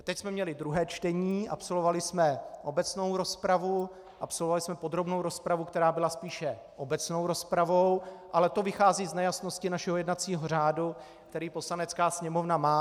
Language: Czech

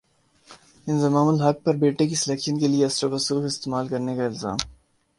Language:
Urdu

